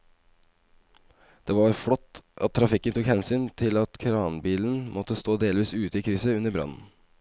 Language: Norwegian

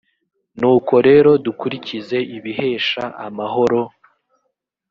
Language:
Kinyarwanda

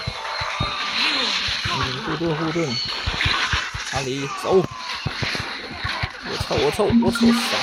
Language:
Chinese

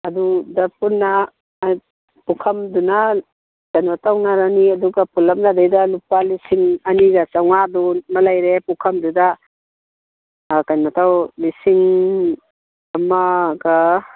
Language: Manipuri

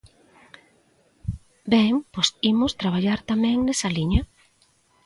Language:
Galician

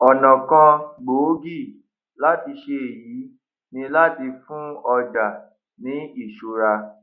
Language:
Yoruba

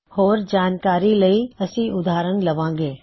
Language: Punjabi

